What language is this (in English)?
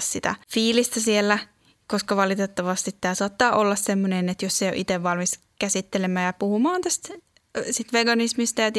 Finnish